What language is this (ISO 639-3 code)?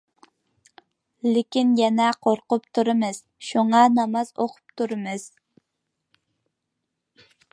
uig